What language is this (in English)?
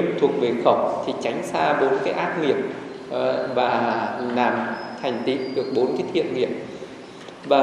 Vietnamese